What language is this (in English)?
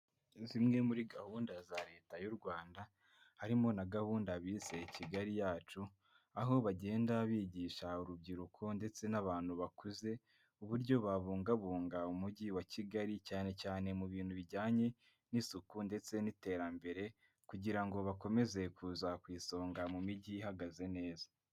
Kinyarwanda